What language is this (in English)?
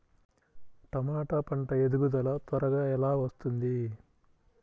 Telugu